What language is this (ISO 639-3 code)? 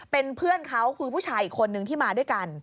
tha